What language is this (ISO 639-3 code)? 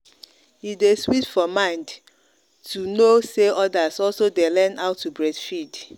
pcm